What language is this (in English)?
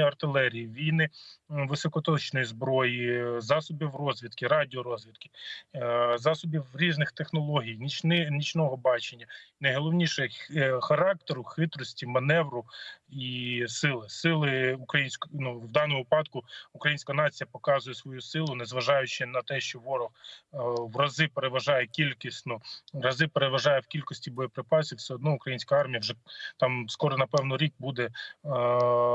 Ukrainian